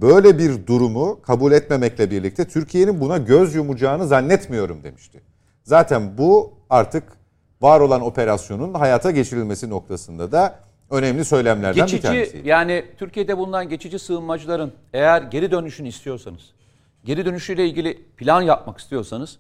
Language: Turkish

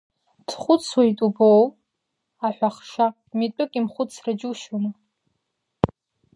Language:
Abkhazian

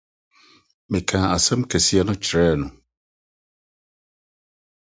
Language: Akan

